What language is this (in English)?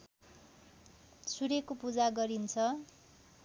Nepali